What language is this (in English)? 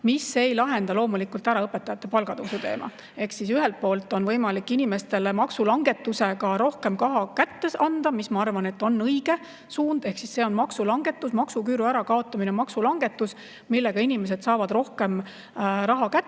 Estonian